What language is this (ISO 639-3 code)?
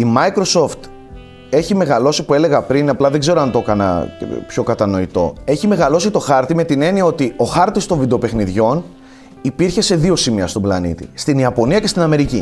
ell